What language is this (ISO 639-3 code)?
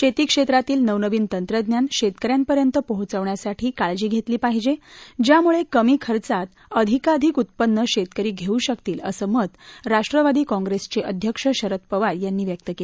mar